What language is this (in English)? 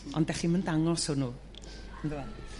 Welsh